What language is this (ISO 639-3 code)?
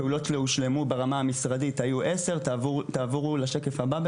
heb